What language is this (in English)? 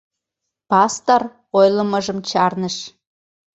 Mari